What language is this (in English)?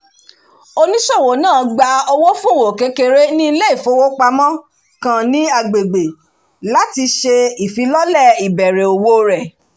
Yoruba